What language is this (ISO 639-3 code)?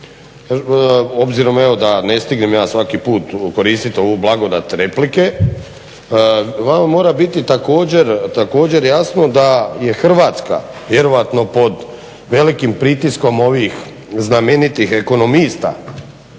hrv